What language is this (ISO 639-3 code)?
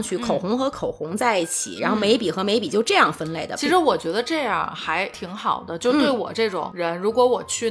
zho